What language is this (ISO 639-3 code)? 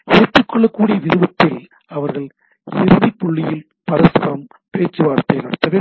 tam